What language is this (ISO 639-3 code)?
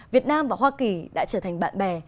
vie